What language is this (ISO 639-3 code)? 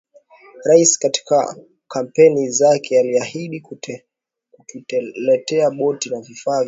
swa